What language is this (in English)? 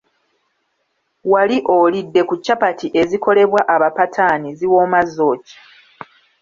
Ganda